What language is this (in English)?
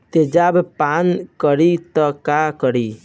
Bhojpuri